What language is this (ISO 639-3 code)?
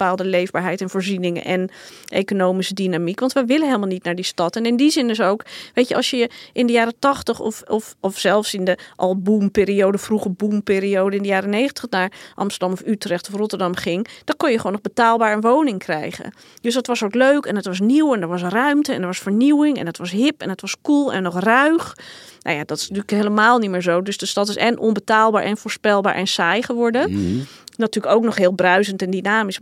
nld